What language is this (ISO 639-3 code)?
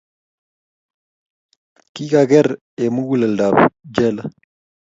kln